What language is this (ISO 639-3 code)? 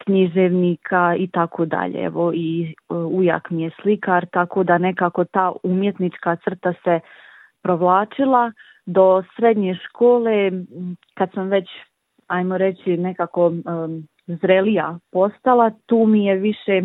hrv